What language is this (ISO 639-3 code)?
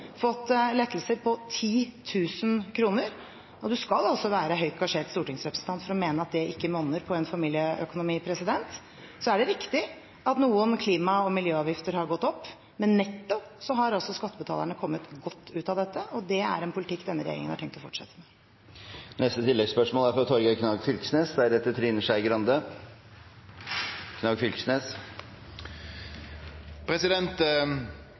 nor